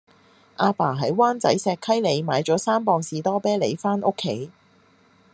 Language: Cantonese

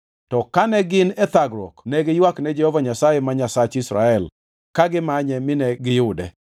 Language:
Luo (Kenya and Tanzania)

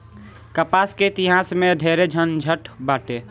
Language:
Bhojpuri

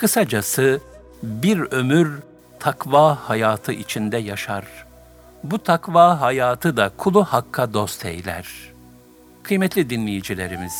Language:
Turkish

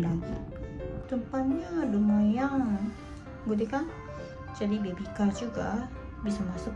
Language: Indonesian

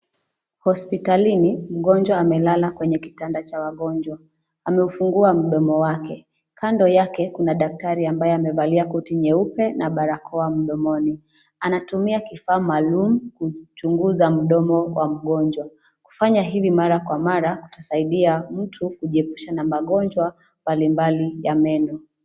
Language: Swahili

